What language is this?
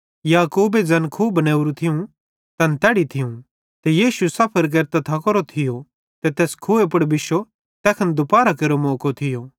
Bhadrawahi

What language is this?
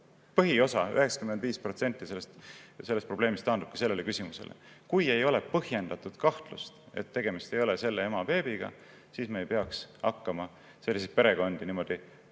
Estonian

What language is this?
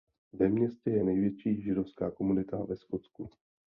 Czech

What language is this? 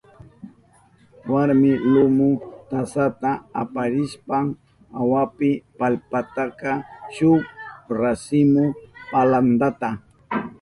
Southern Pastaza Quechua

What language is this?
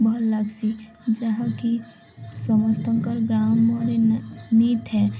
Odia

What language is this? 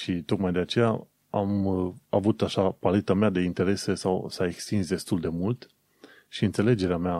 Romanian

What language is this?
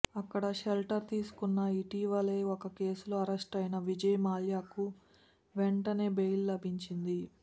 Telugu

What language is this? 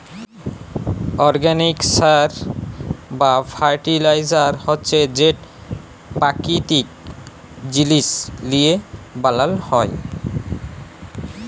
Bangla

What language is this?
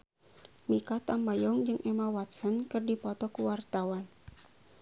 Sundanese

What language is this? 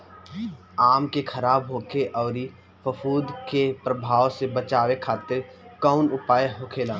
Bhojpuri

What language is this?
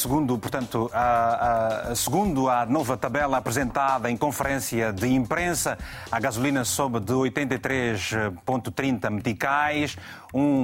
Portuguese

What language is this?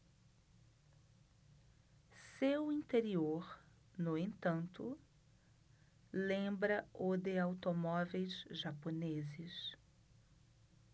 Portuguese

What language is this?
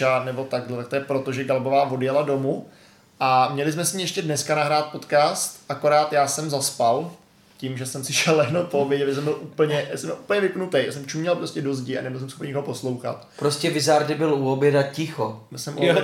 Czech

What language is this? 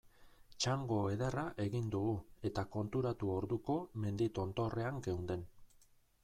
Basque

